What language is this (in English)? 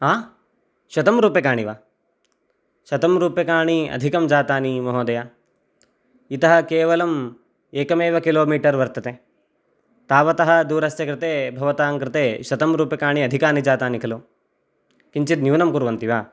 Sanskrit